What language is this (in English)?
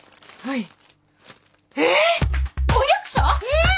Japanese